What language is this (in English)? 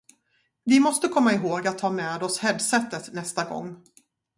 Swedish